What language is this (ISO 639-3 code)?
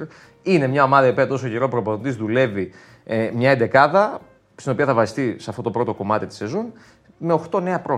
ell